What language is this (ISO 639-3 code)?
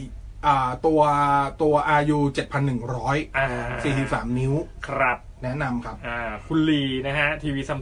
tha